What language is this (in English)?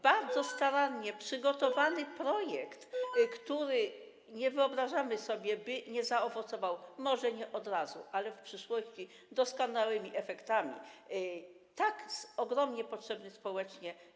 Polish